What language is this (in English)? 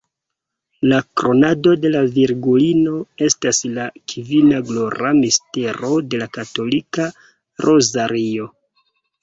Esperanto